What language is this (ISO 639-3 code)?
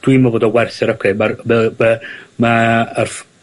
cym